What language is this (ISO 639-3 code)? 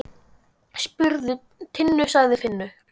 isl